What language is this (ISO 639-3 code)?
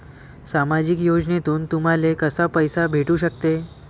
mar